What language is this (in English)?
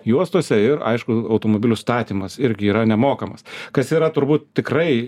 Lithuanian